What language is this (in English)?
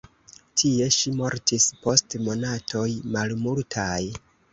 Esperanto